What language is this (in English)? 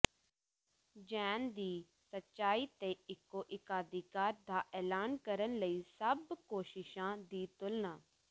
Punjabi